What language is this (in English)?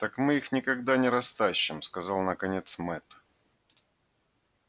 Russian